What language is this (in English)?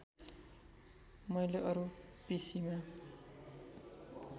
Nepali